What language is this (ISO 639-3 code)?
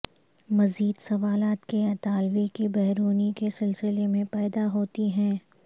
urd